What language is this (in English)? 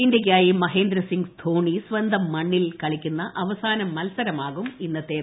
Malayalam